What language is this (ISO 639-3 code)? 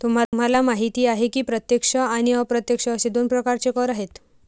mar